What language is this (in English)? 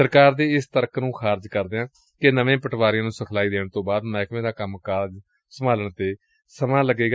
Punjabi